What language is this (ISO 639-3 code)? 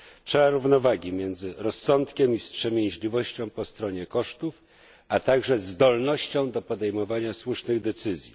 pol